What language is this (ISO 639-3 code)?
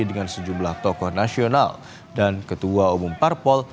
ind